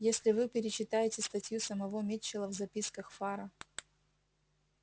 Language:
Russian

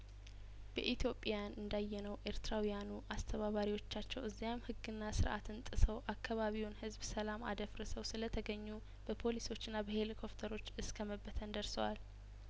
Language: Amharic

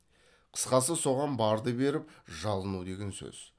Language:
Kazakh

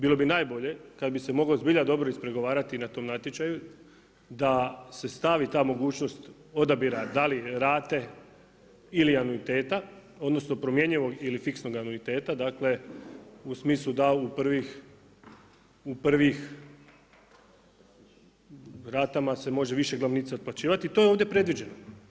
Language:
Croatian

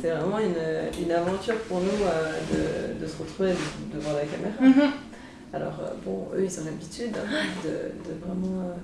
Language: French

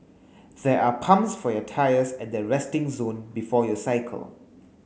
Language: English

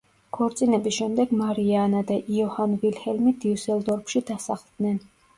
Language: Georgian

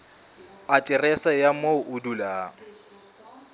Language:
Southern Sotho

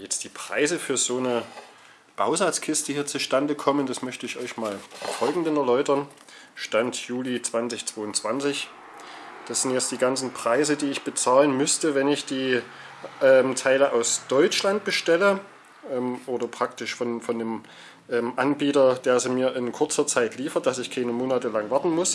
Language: German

